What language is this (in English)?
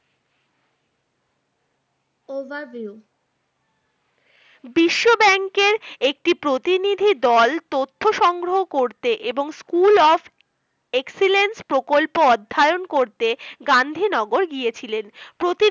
Bangla